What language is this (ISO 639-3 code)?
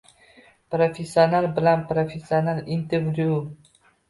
uzb